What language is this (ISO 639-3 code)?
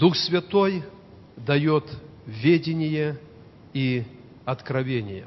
rus